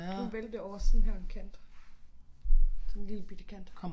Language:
Danish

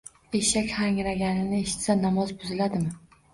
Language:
Uzbek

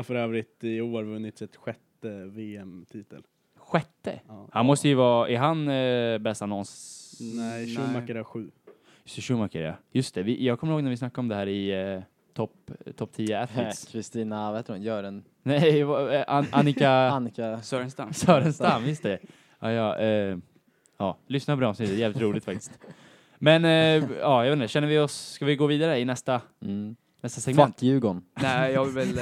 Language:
Swedish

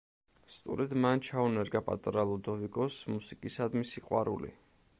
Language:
Georgian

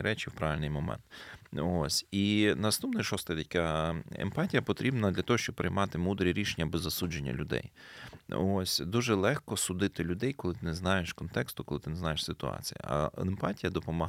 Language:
Ukrainian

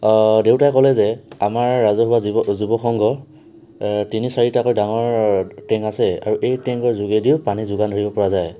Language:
Assamese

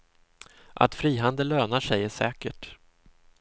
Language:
Swedish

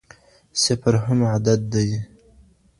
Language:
Pashto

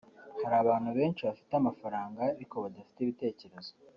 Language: Kinyarwanda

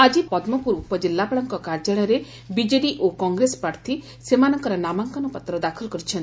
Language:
Odia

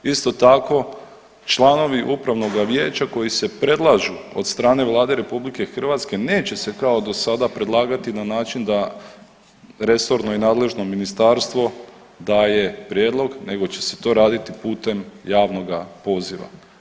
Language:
Croatian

